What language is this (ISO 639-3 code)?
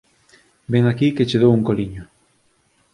glg